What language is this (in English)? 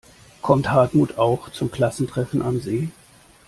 German